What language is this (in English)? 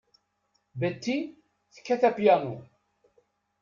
Kabyle